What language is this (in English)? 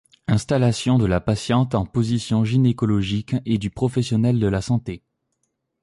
French